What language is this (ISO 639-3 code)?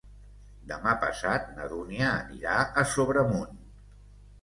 cat